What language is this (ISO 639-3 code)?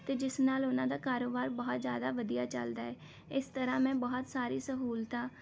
pan